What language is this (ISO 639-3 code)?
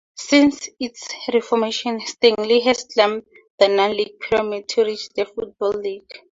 eng